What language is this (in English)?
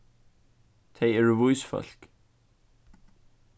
Faroese